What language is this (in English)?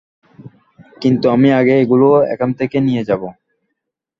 Bangla